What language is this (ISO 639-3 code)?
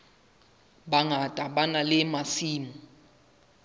sot